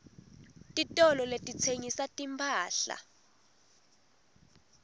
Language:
Swati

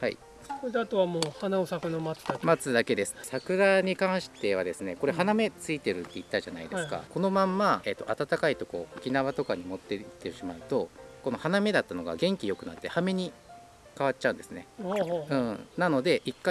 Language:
Japanese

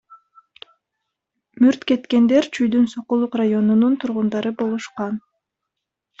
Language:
Kyrgyz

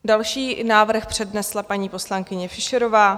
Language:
Czech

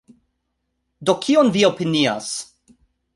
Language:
Esperanto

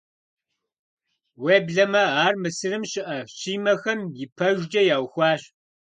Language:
Kabardian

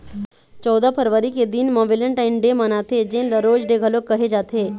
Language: Chhattisgarhi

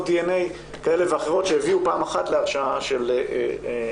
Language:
Hebrew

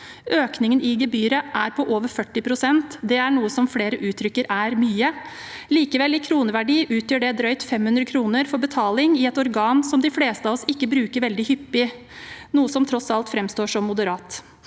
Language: Norwegian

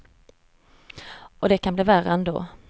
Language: Swedish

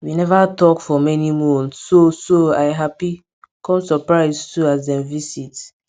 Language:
Nigerian Pidgin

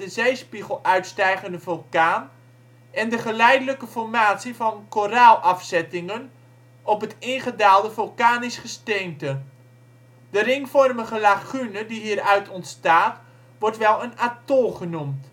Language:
Dutch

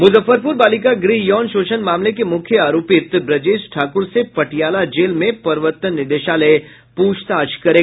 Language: Hindi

